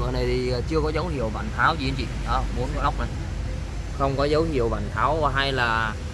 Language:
Vietnamese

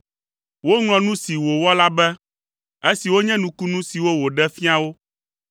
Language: Ewe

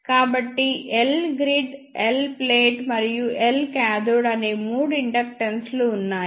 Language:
Telugu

